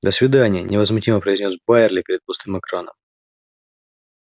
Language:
Russian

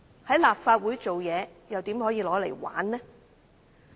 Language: Cantonese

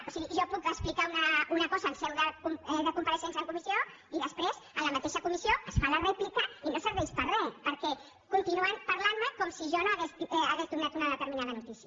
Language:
Catalan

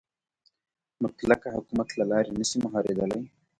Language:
Pashto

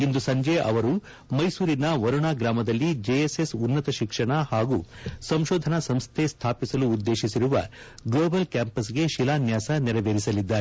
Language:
Kannada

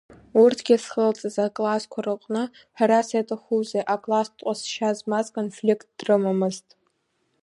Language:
Abkhazian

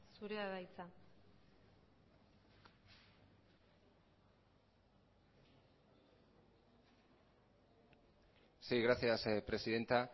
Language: Basque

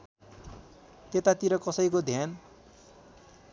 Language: Nepali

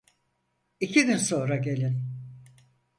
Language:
Turkish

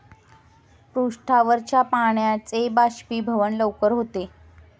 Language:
Marathi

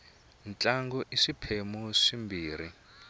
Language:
Tsonga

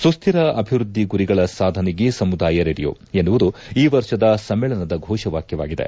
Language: Kannada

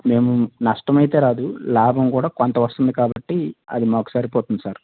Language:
Telugu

